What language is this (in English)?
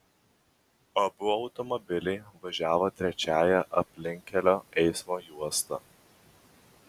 Lithuanian